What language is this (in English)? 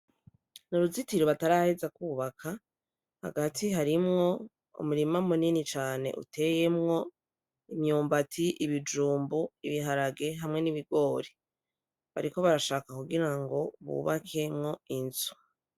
Rundi